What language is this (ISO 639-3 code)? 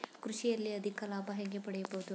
kan